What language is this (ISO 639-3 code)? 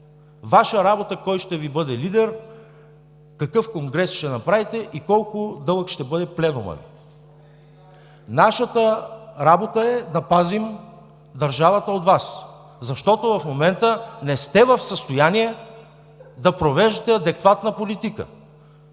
bul